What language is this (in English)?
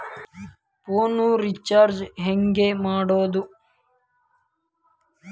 Kannada